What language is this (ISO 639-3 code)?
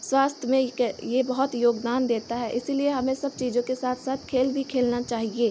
hin